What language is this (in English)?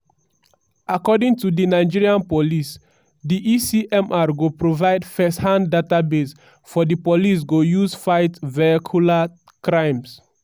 Nigerian Pidgin